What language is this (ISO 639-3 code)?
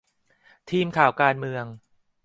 tha